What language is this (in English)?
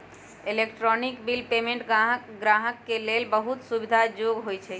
Magahi